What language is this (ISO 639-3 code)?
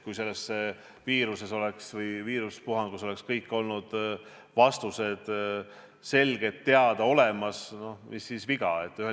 est